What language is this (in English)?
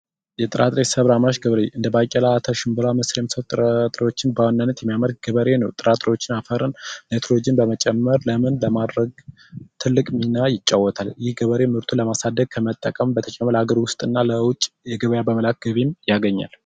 Amharic